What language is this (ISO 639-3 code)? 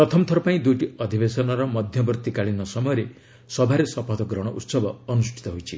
ori